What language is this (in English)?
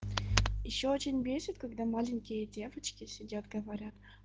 Russian